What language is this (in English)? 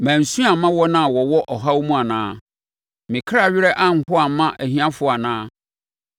Akan